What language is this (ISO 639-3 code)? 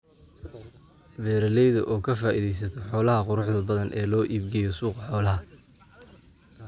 som